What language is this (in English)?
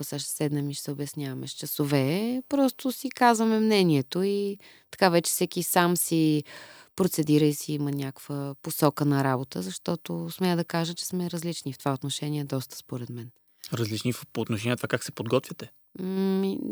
Bulgarian